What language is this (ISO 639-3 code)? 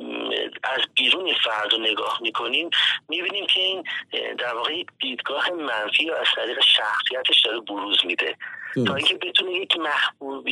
fas